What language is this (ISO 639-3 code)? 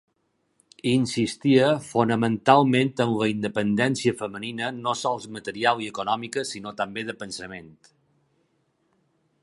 cat